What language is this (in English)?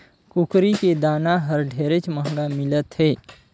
Chhattisgarhi